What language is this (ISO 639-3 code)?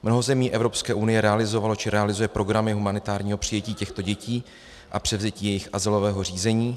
ces